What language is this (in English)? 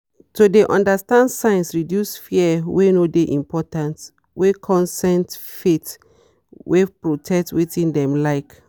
Nigerian Pidgin